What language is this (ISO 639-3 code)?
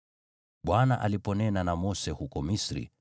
swa